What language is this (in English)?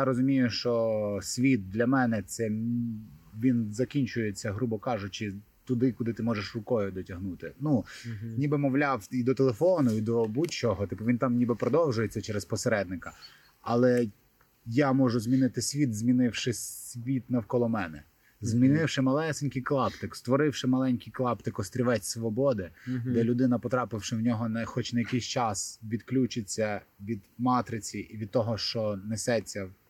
Ukrainian